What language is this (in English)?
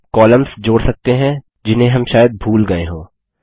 Hindi